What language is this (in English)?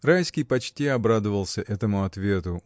Russian